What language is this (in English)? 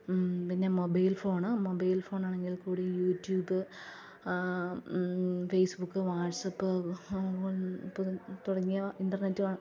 Malayalam